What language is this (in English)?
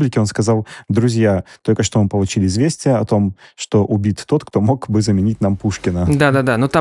Russian